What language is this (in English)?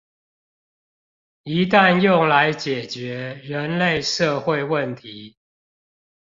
Chinese